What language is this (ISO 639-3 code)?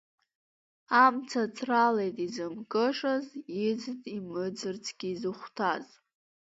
abk